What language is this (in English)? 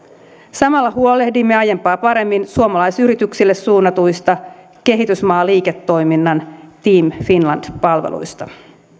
Finnish